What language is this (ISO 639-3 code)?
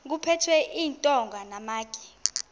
xho